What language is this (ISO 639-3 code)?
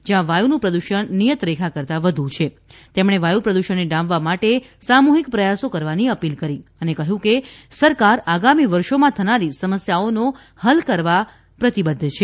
guj